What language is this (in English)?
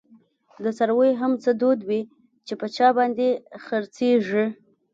Pashto